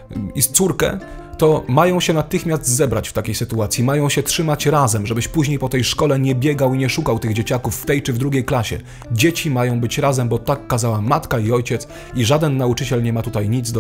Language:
Polish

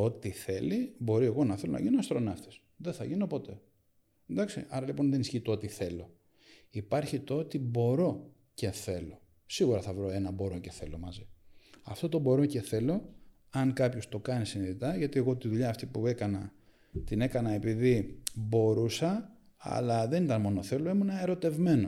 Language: Greek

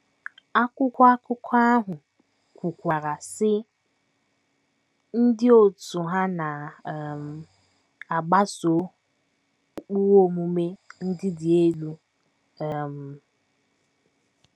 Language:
Igbo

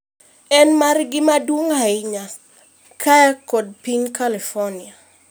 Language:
Luo (Kenya and Tanzania)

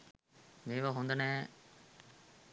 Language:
Sinhala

